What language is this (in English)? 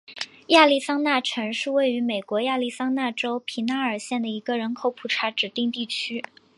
Chinese